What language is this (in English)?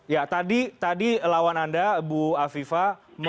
Indonesian